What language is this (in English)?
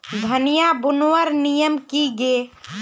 Magahi